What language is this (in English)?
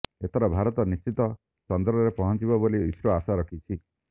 Odia